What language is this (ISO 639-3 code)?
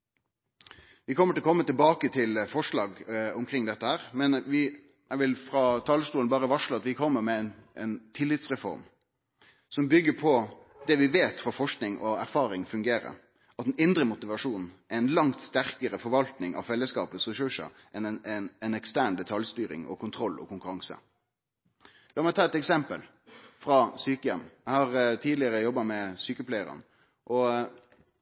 nno